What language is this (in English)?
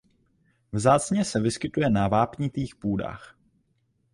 Czech